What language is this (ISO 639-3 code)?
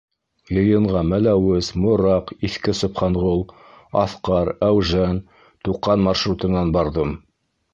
bak